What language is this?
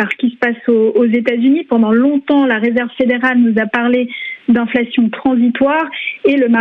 French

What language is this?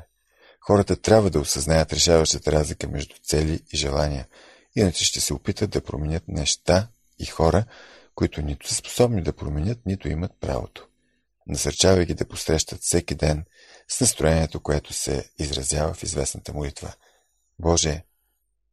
Bulgarian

